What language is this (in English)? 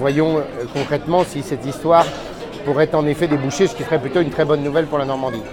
French